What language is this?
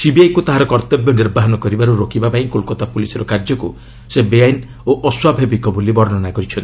Odia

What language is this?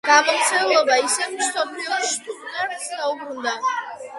Georgian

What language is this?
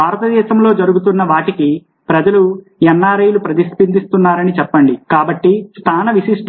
Telugu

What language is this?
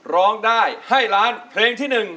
Thai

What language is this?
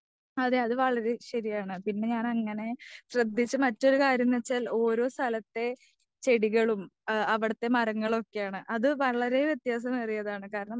Malayalam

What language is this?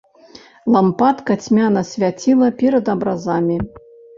Belarusian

